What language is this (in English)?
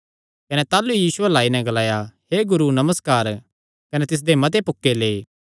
Kangri